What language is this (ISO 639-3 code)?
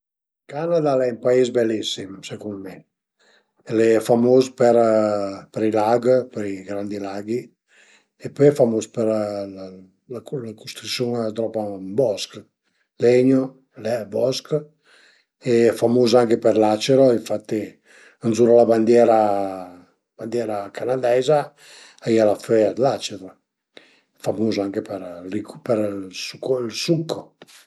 pms